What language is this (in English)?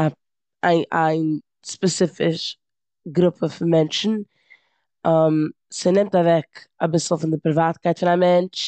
Yiddish